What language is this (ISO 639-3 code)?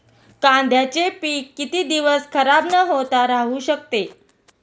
mar